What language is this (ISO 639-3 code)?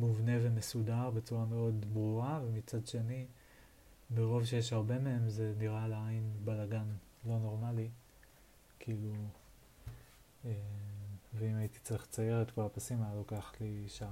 heb